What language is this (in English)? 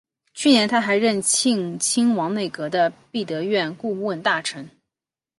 Chinese